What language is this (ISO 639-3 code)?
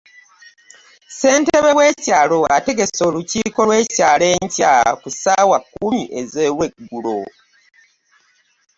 lug